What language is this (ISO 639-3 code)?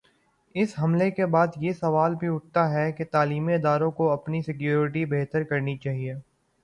urd